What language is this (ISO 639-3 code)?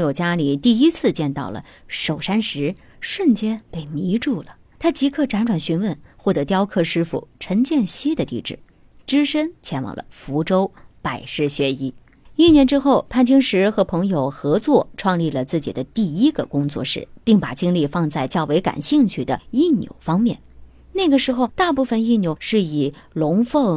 zho